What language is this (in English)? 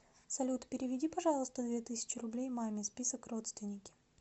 Russian